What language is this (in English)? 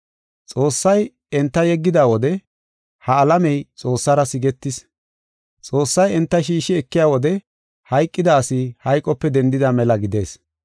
Gofa